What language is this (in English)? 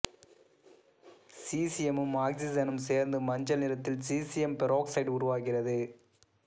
Tamil